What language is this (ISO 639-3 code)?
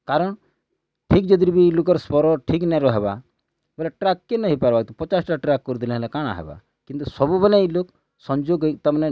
ori